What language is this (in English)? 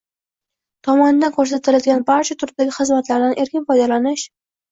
Uzbek